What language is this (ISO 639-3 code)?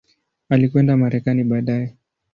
swa